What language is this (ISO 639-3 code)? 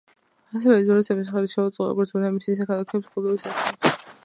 kat